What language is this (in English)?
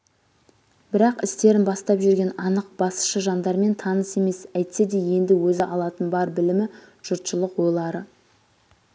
Kazakh